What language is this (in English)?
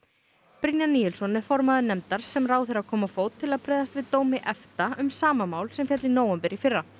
Icelandic